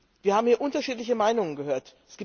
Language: German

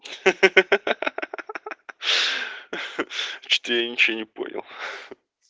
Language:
Russian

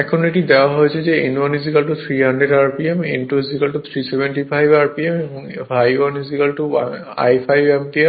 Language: Bangla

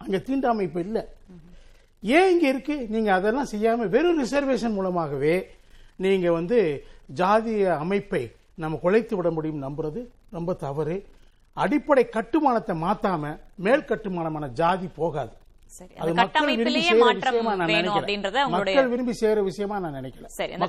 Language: Tamil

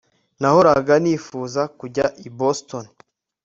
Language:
Kinyarwanda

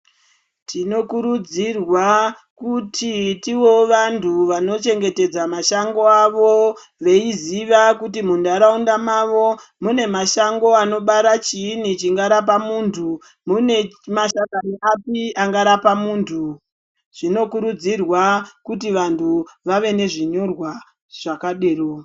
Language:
Ndau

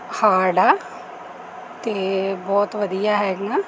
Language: Punjabi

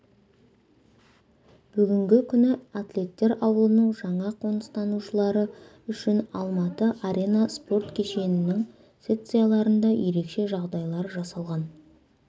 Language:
Kazakh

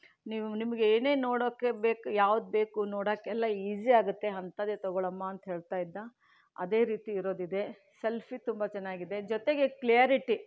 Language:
Kannada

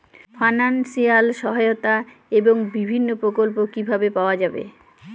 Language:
Bangla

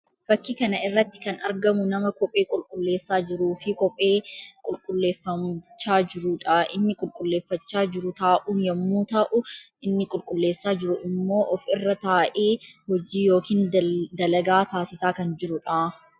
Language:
Oromo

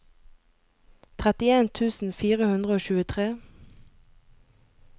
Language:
Norwegian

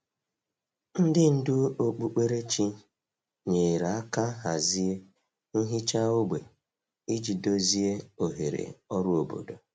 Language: Igbo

